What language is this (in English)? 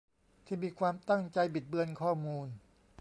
Thai